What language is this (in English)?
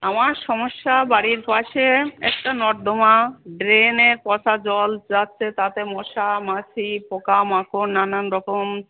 Bangla